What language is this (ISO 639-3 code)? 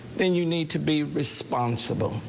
eng